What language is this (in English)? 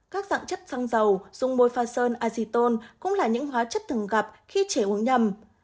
Vietnamese